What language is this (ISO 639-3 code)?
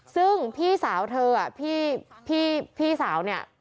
tha